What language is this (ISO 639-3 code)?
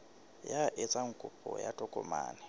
sot